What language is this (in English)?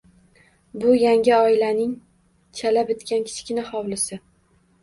Uzbek